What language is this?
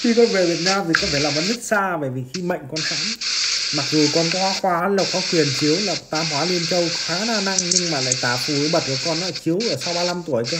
Vietnamese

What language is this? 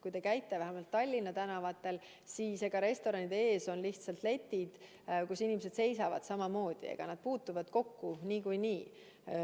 Estonian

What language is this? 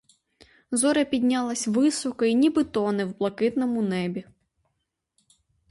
Ukrainian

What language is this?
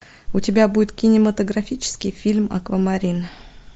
Russian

